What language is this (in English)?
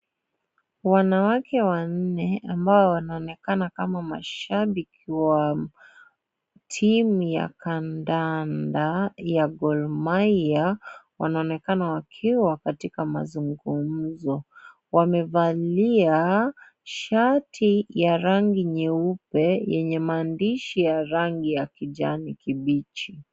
Swahili